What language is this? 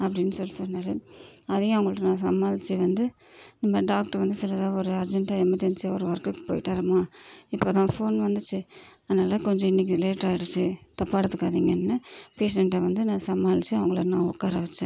Tamil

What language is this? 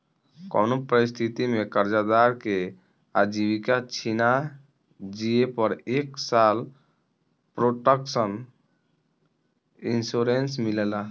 Bhojpuri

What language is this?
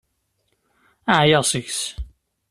Kabyle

